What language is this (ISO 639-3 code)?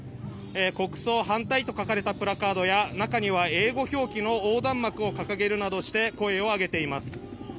jpn